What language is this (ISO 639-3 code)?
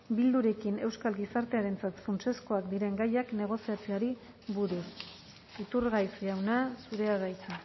eus